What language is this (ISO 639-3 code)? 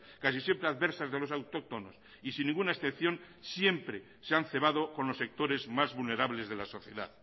spa